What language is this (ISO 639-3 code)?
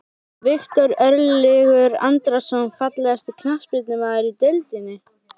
isl